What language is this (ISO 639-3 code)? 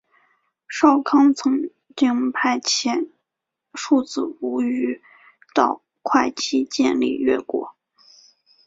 zho